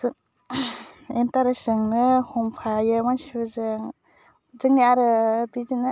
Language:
Bodo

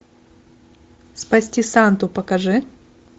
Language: Russian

